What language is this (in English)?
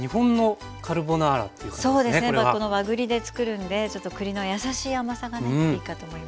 Japanese